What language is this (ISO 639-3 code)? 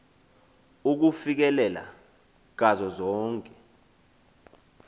xho